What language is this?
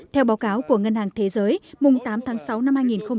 Vietnamese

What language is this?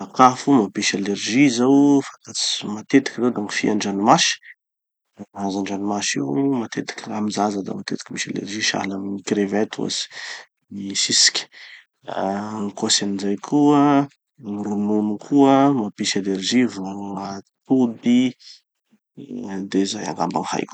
Tanosy Malagasy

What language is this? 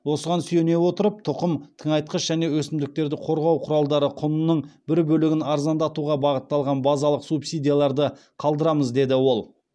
Kazakh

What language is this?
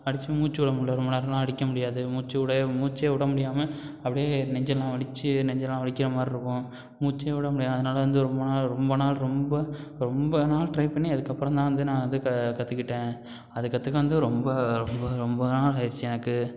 Tamil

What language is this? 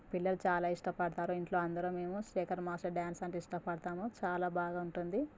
Telugu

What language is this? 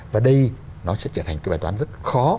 Vietnamese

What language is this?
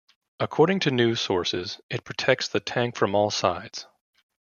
English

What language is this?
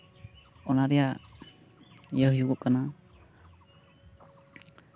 Santali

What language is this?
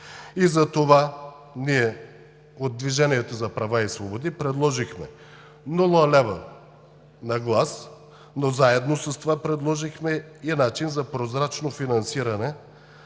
Bulgarian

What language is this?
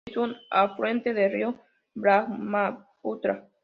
Spanish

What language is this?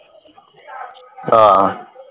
Punjabi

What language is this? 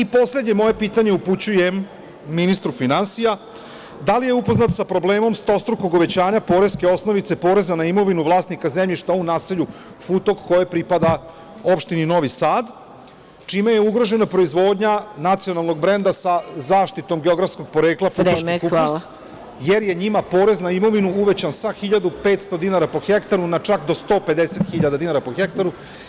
Serbian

